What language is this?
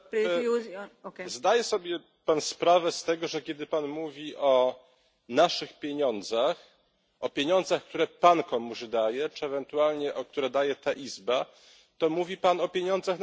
Polish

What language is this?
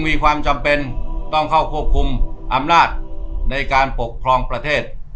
Thai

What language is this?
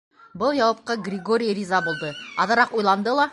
Bashkir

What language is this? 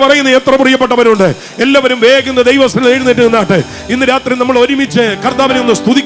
Arabic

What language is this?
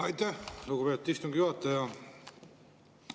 Estonian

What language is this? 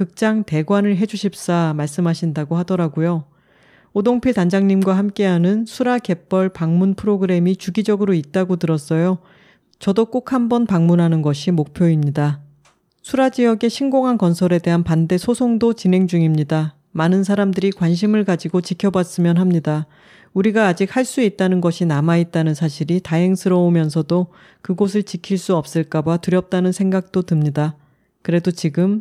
Korean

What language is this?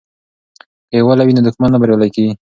Pashto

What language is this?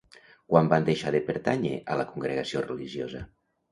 Catalan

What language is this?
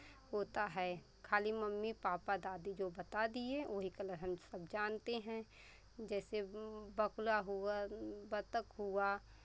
Hindi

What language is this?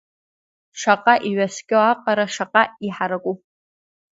Abkhazian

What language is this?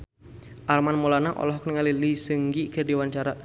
Sundanese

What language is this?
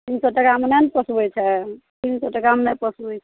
Maithili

